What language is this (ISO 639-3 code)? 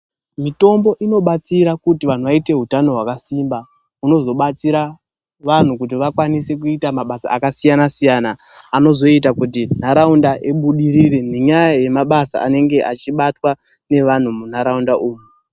ndc